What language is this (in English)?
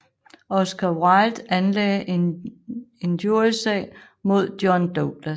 Danish